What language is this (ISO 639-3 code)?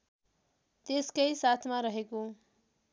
nep